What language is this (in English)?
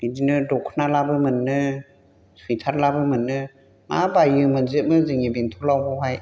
Bodo